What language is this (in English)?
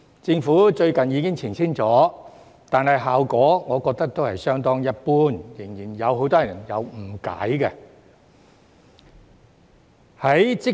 Cantonese